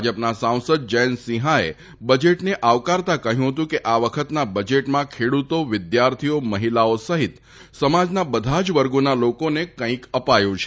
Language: Gujarati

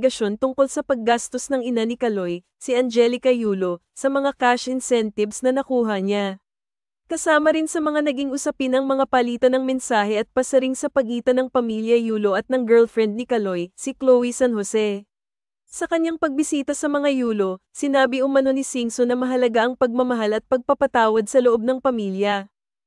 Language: Filipino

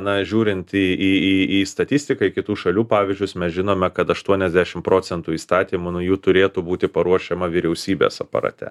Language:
Lithuanian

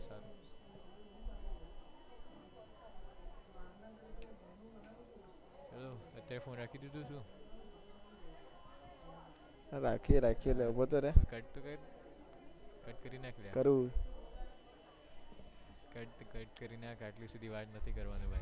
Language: Gujarati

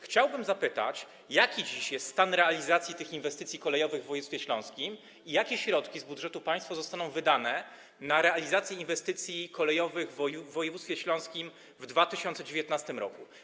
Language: Polish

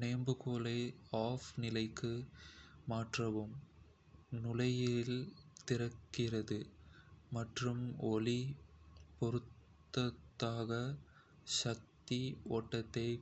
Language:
Kota (India)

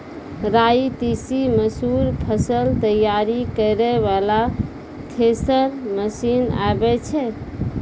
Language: Maithili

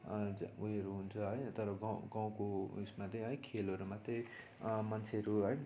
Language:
Nepali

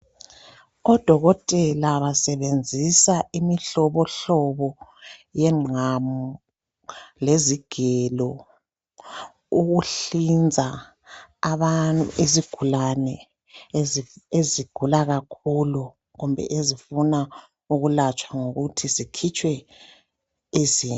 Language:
North Ndebele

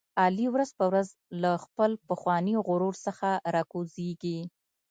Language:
Pashto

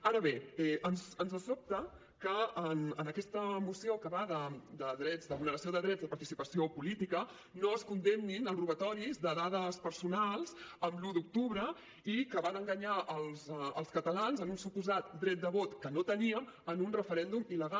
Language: Catalan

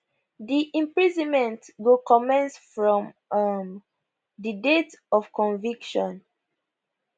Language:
Nigerian Pidgin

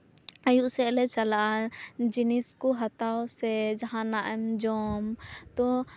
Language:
Santali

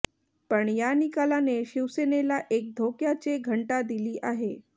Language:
Marathi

